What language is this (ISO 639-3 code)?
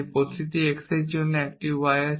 ben